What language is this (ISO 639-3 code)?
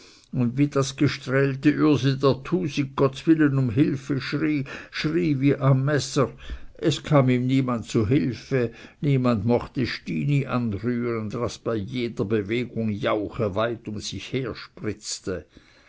deu